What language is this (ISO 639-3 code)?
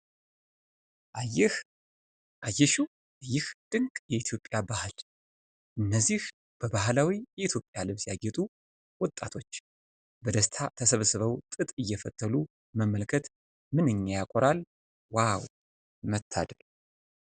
amh